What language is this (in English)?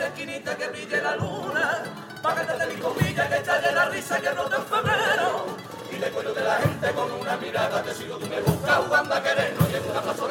Spanish